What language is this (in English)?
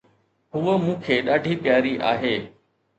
Sindhi